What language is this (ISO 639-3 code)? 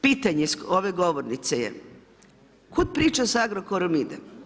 hrv